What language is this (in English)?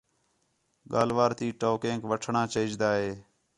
Khetrani